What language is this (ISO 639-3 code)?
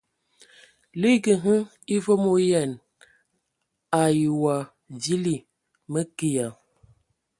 ewo